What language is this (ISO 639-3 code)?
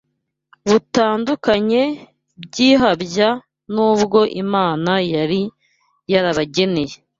kin